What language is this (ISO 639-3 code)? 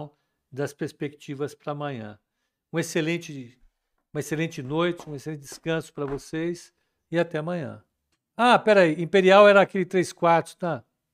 por